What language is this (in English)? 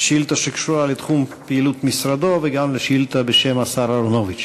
Hebrew